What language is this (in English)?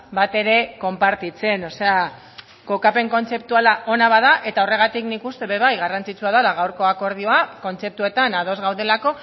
Basque